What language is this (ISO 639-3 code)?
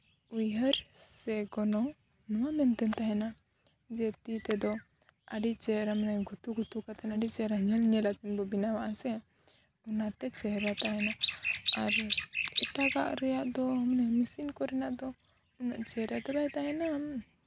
sat